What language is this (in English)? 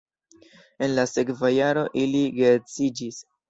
Esperanto